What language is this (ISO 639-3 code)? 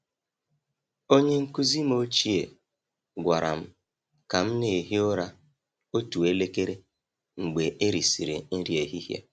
ibo